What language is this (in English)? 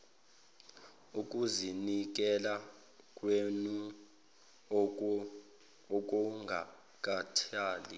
Zulu